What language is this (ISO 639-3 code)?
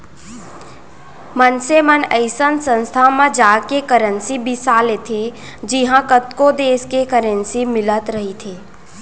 hne